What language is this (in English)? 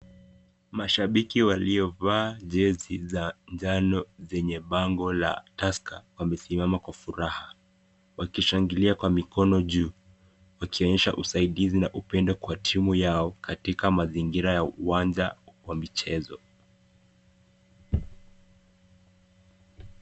Swahili